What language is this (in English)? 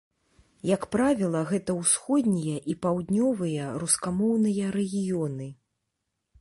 Belarusian